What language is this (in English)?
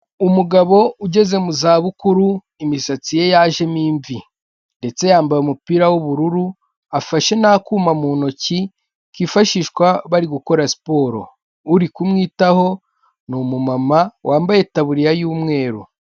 Kinyarwanda